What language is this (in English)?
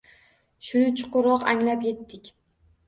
Uzbek